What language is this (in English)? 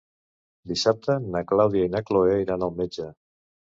Catalan